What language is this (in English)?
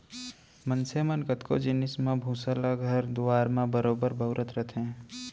Chhattisgarhi